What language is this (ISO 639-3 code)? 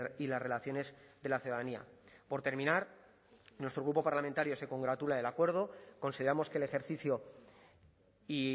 spa